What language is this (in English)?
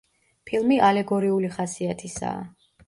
Georgian